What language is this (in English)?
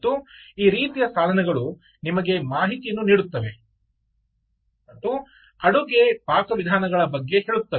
Kannada